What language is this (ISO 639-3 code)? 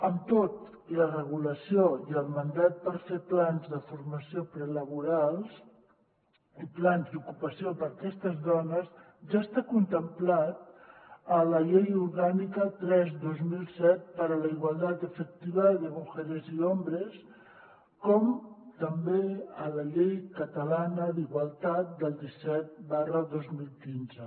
cat